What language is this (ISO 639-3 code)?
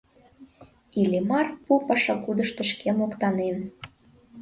chm